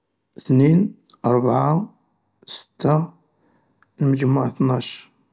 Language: Algerian Arabic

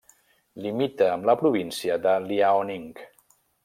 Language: Catalan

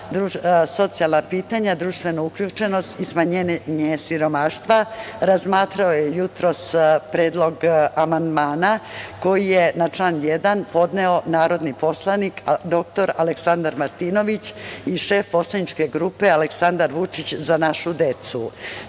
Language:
Serbian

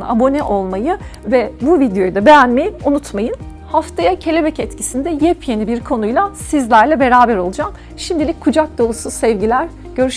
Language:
Turkish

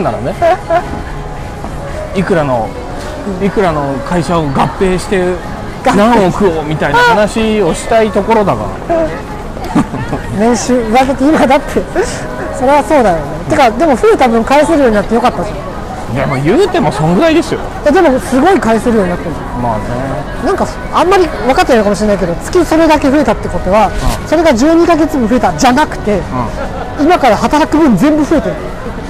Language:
Japanese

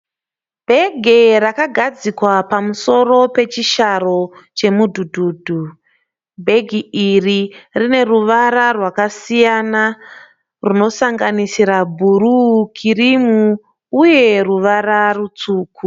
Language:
Shona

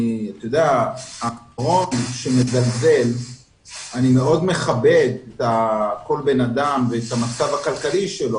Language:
Hebrew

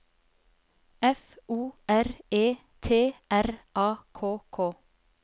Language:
Norwegian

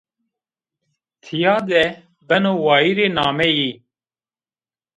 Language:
Zaza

